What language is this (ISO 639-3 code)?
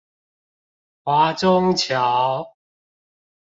zho